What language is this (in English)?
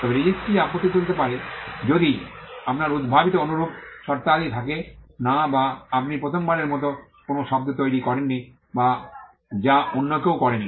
Bangla